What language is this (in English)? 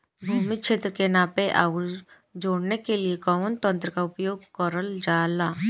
Bhojpuri